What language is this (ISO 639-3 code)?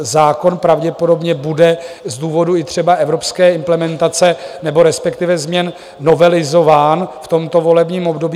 ces